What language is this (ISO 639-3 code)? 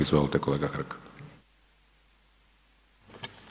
hrv